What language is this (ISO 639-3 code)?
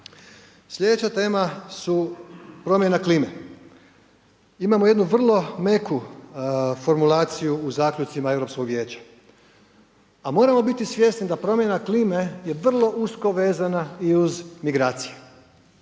hrv